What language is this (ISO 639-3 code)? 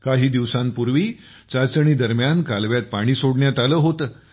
mar